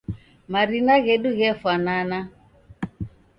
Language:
Taita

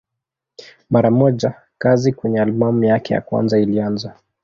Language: Swahili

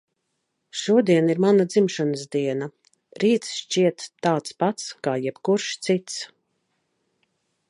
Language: Latvian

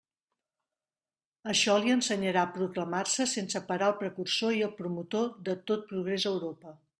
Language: Catalan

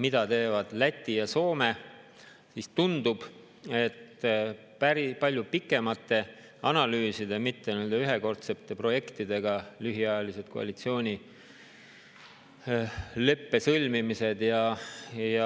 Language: Estonian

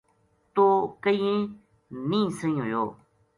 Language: Gujari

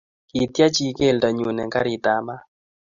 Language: Kalenjin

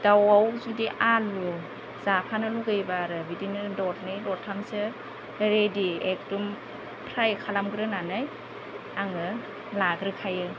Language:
Bodo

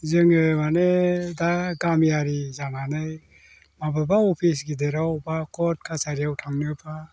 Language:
Bodo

